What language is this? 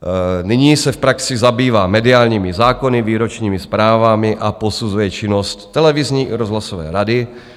Czech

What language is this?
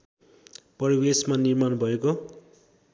Nepali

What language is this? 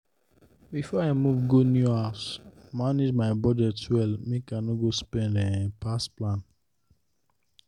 Nigerian Pidgin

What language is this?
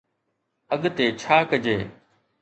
Sindhi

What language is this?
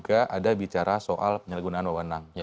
Indonesian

